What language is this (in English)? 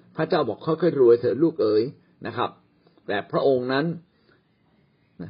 Thai